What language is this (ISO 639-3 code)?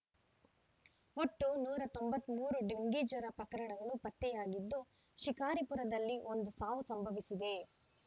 kan